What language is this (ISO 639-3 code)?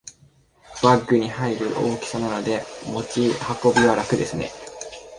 jpn